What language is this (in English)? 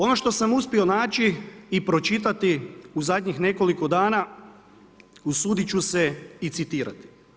Croatian